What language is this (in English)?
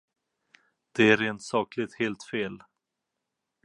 Swedish